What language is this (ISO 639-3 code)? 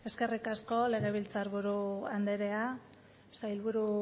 eus